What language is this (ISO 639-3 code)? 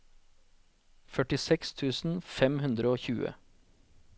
nor